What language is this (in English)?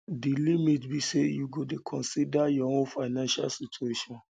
Nigerian Pidgin